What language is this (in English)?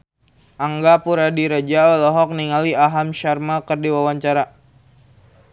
Sundanese